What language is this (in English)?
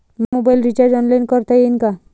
Marathi